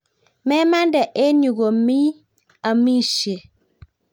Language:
Kalenjin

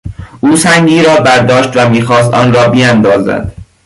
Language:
Persian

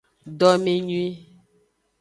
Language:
Aja (Benin)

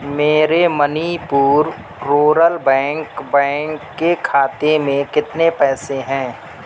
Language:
Urdu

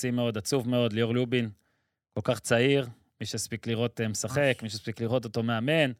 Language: Hebrew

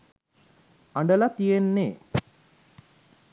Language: Sinhala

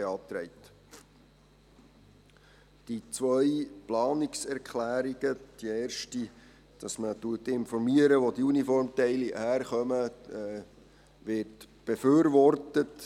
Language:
Swiss German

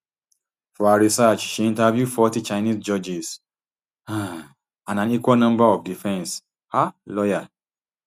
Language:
Nigerian Pidgin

